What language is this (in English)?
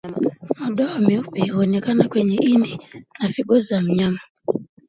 Swahili